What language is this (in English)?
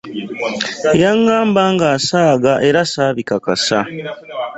Ganda